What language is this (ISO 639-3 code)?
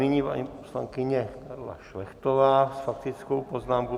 ces